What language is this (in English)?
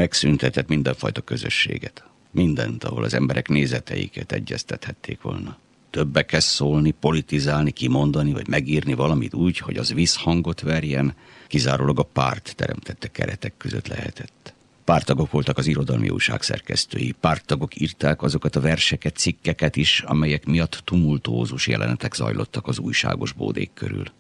Hungarian